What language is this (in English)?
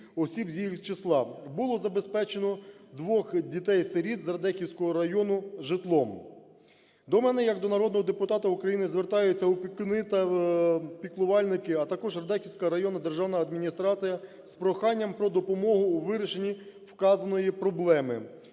Ukrainian